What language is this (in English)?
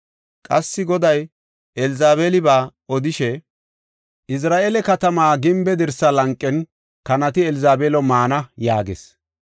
Gofa